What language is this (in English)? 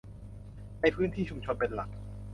Thai